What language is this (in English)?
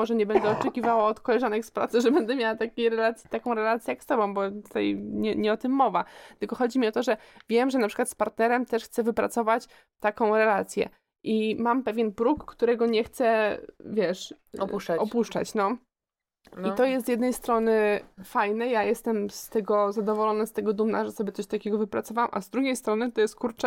Polish